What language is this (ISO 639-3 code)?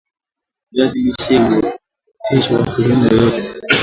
swa